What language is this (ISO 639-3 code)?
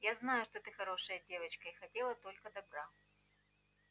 rus